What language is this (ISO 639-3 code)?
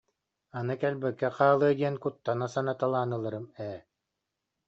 sah